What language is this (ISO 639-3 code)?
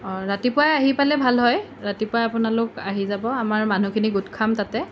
asm